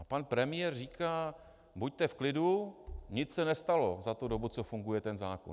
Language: Czech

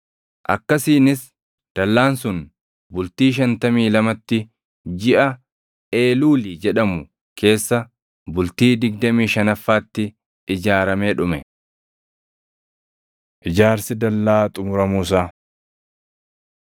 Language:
Oromo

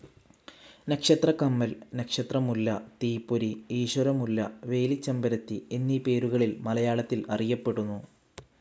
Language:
Malayalam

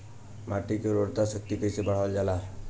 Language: Bhojpuri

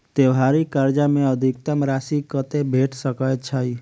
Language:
Maithili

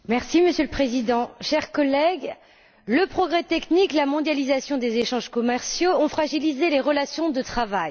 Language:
French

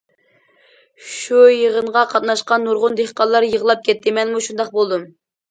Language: Uyghur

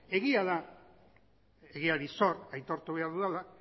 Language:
Basque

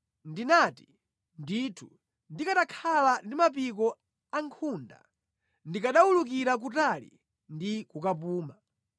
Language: Nyanja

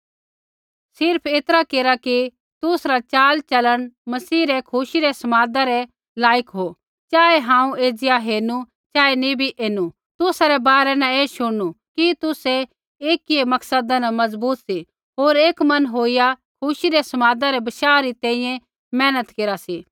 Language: Kullu Pahari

